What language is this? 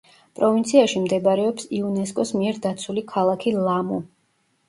Georgian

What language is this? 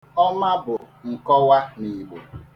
Igbo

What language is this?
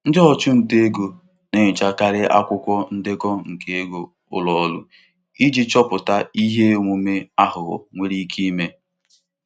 Igbo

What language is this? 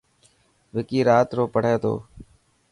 Dhatki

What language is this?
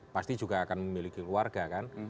Indonesian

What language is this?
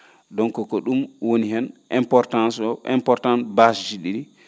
Fula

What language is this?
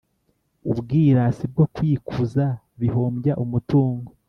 Kinyarwanda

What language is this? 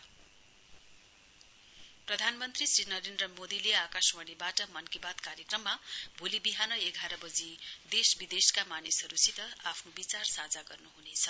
Nepali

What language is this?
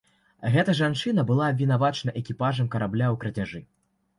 Belarusian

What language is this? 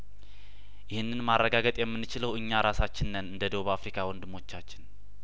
Amharic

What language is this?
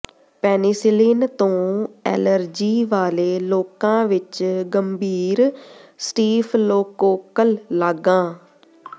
Punjabi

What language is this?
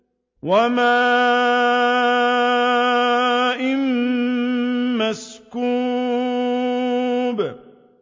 Arabic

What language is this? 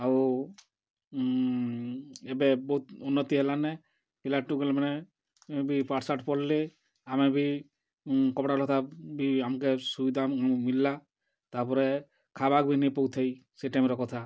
Odia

